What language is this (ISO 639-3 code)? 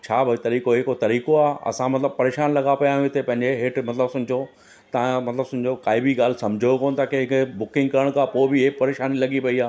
snd